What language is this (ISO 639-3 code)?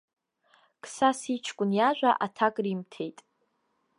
abk